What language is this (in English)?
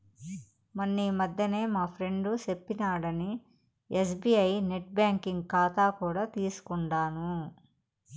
Telugu